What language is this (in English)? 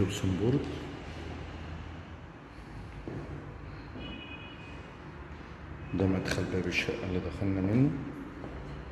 Arabic